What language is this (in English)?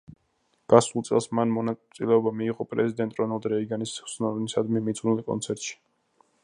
Georgian